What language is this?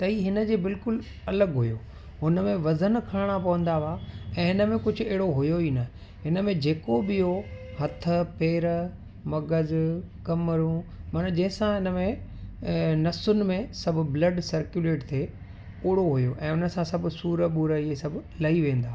Sindhi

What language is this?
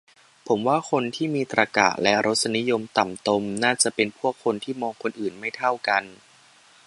Thai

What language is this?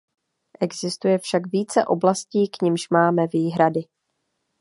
Czech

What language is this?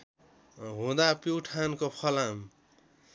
Nepali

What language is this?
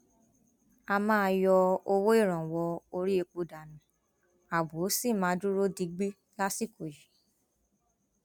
Yoruba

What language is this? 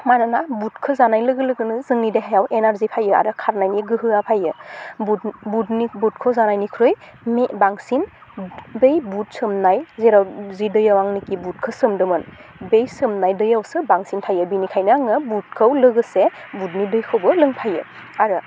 Bodo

